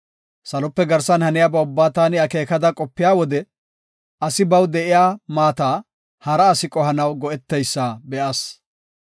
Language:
Gofa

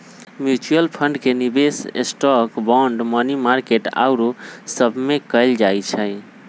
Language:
Magahi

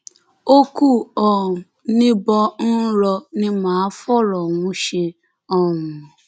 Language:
Yoruba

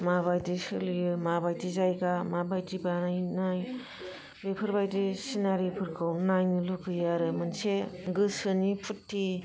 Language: Bodo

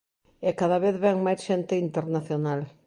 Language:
Galician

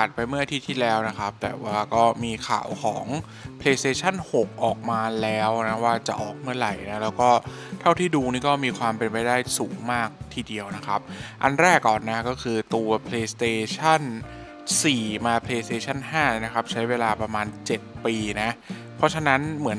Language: Thai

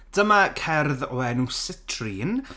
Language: Welsh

